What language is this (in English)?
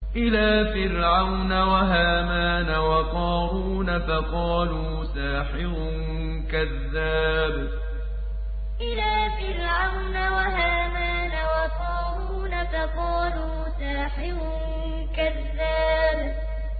Arabic